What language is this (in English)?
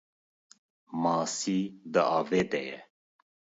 Kurdish